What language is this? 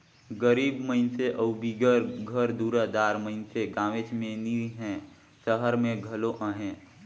Chhattisgarhi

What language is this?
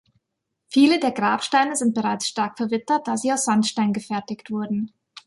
German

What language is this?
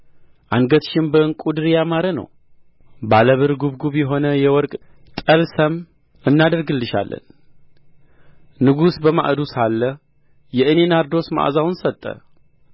Amharic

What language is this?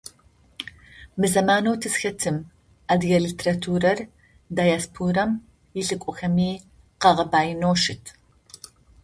Adyghe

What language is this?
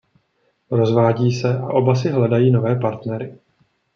Czech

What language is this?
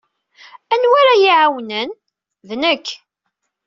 Kabyle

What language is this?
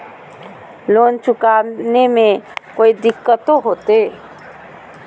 Magahi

